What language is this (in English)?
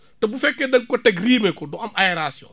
Wolof